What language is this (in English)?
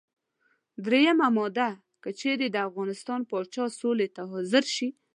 Pashto